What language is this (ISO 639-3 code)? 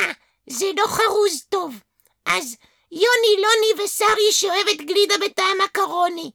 heb